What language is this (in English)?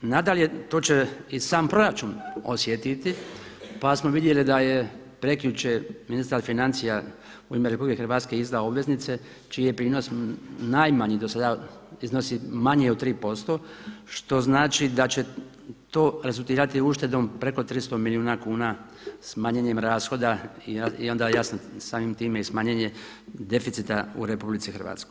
Croatian